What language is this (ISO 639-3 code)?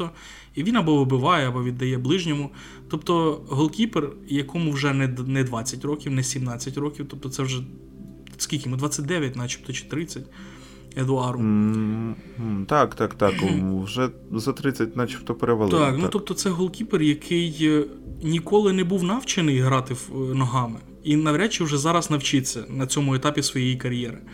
ukr